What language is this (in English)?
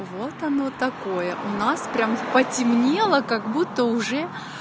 Russian